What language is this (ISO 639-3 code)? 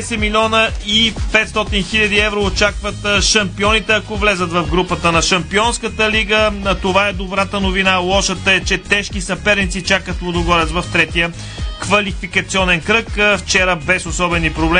bul